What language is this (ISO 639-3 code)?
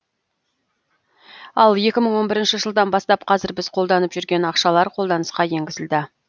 kaz